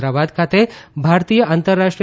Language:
Gujarati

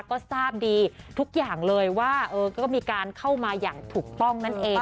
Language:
Thai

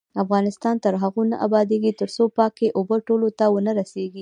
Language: Pashto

